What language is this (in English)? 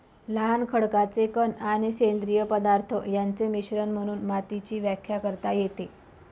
Marathi